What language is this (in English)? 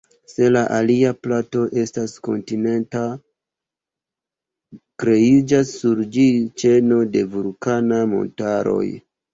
Esperanto